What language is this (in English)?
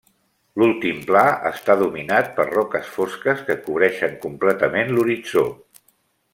Catalan